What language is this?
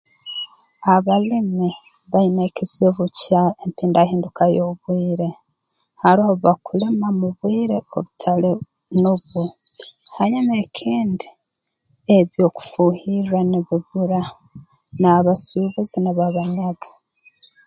Tooro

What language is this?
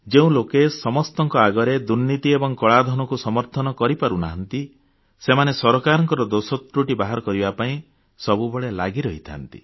Odia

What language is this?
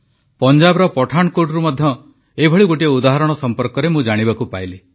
Odia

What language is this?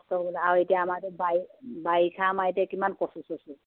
Assamese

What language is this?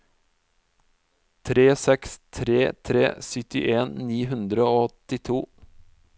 Norwegian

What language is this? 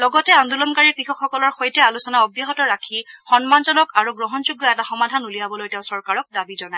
Assamese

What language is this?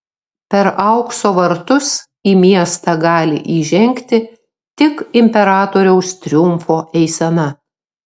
Lithuanian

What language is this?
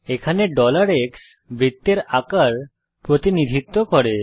Bangla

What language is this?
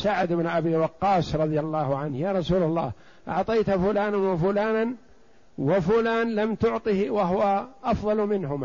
Arabic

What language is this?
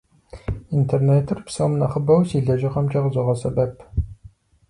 Kabardian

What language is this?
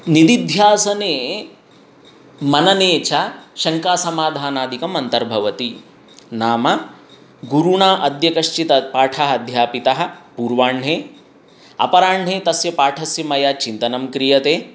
Sanskrit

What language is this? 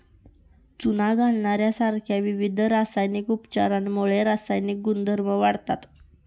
Marathi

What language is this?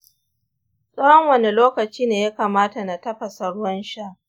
Hausa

